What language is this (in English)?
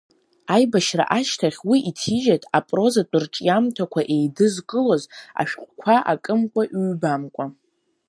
Abkhazian